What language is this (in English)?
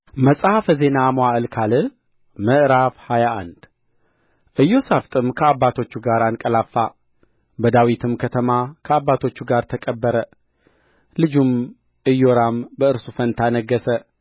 Amharic